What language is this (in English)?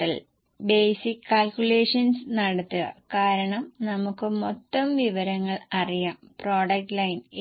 Malayalam